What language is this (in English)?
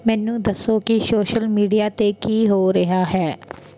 Punjabi